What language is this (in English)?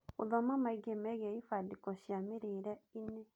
Kikuyu